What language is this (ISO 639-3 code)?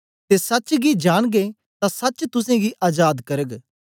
doi